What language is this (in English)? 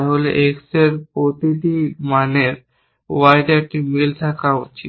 Bangla